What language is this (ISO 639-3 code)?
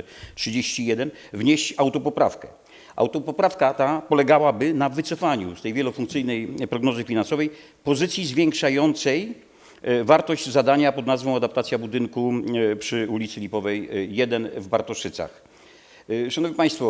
pol